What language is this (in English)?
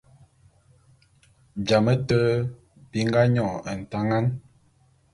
Bulu